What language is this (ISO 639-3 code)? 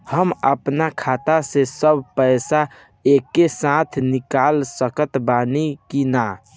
bho